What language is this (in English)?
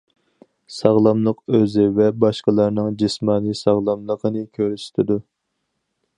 Uyghur